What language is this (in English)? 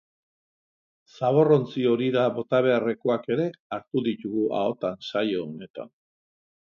Basque